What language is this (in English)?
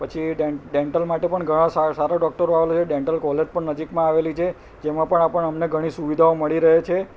Gujarati